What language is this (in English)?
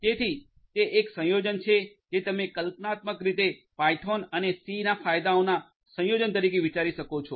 Gujarati